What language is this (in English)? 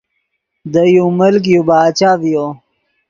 Yidgha